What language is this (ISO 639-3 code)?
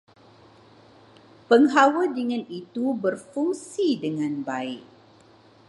msa